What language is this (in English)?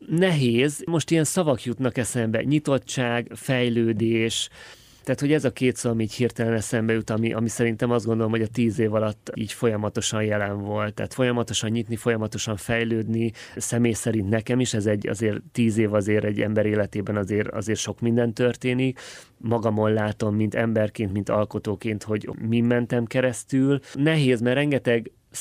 Hungarian